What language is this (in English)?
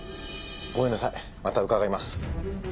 Japanese